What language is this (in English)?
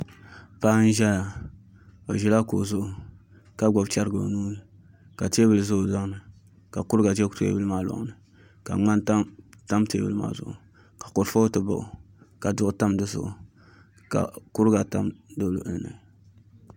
Dagbani